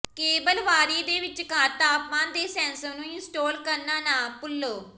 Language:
Punjabi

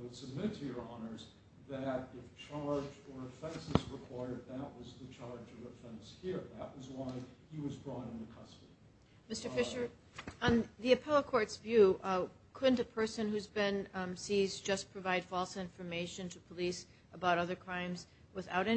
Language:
English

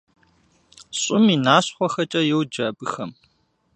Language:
Kabardian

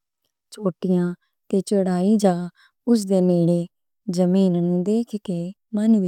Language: Western Panjabi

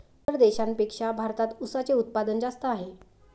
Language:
Marathi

